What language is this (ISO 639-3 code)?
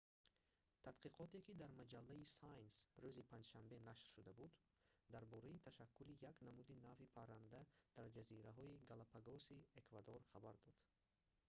tgk